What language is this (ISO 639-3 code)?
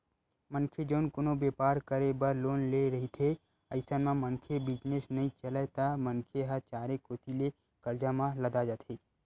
hne